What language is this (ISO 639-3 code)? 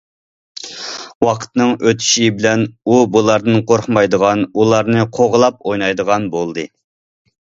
uig